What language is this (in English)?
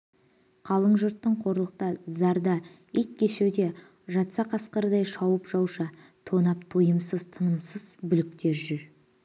Kazakh